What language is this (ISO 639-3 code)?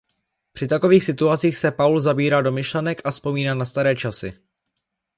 ces